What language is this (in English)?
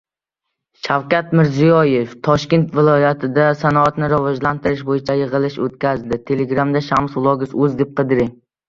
Uzbek